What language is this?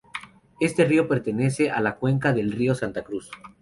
Spanish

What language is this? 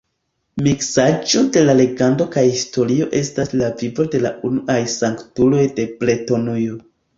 Esperanto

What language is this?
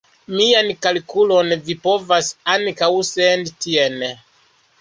Esperanto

